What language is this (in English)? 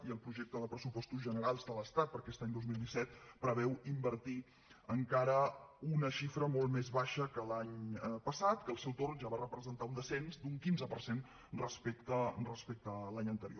Catalan